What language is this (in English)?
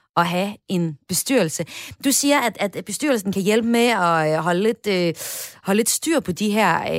Danish